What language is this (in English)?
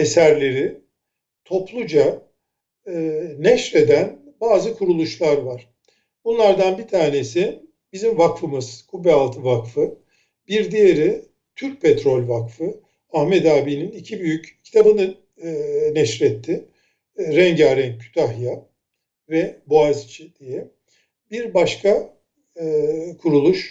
Turkish